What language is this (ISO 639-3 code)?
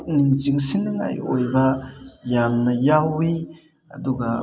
mni